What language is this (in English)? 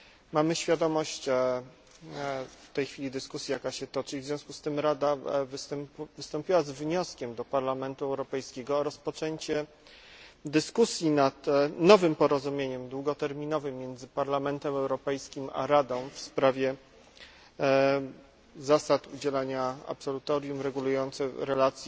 Polish